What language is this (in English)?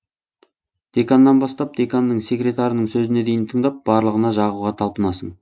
Kazakh